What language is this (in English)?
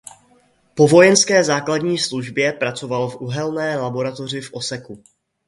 Czech